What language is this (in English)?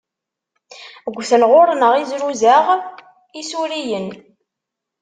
Kabyle